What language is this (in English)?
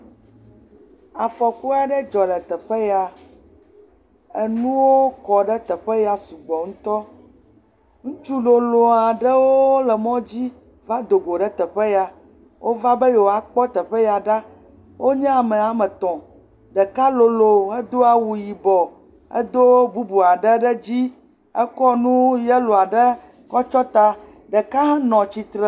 Ewe